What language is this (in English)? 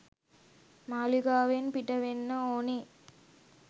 Sinhala